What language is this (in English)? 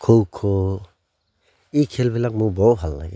Assamese